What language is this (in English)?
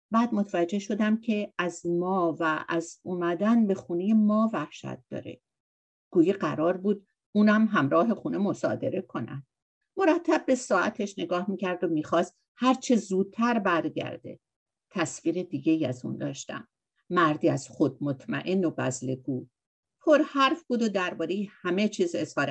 Persian